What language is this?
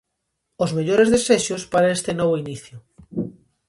Galician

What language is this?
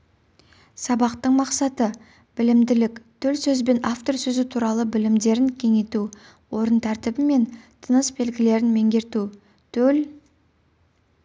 Kazakh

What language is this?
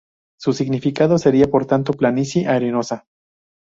Spanish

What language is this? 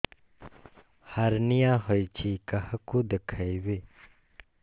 Odia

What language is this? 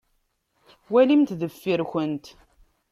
Kabyle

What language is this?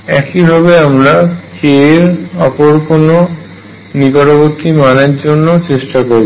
Bangla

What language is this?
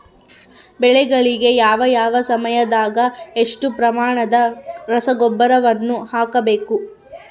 Kannada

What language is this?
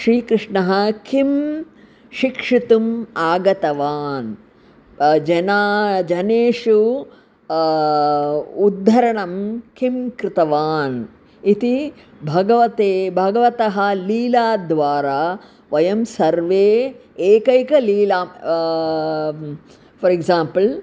Sanskrit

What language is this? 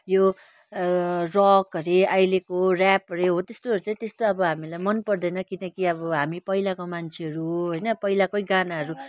Nepali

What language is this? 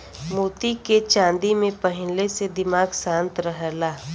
Bhojpuri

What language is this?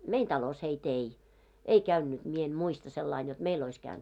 Finnish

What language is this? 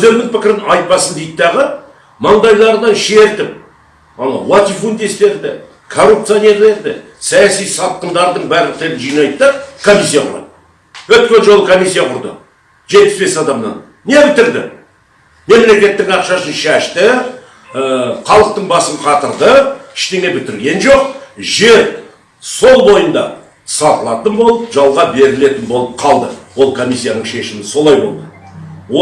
Kazakh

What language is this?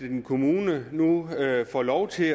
Danish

